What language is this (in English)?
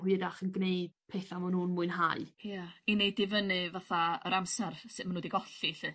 Welsh